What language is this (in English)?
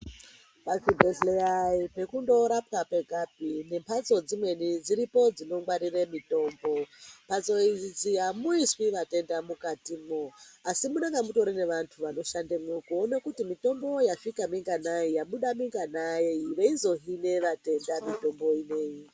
Ndau